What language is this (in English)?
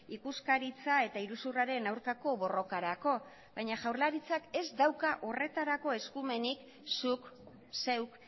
Basque